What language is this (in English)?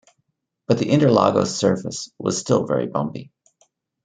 English